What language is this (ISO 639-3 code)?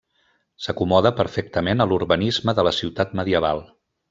cat